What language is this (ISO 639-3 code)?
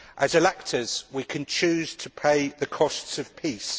eng